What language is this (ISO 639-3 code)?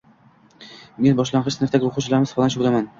uzb